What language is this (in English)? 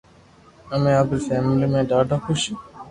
Loarki